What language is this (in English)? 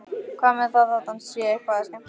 Icelandic